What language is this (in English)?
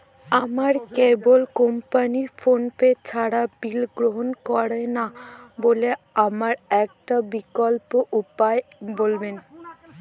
Bangla